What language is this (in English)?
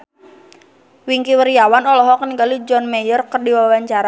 Sundanese